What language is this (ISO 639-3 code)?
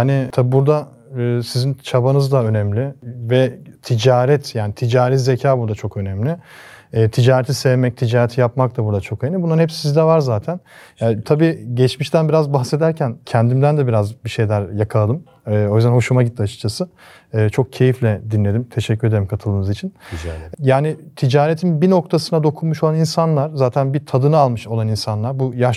tur